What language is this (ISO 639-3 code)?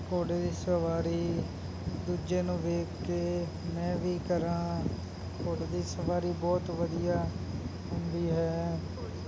pan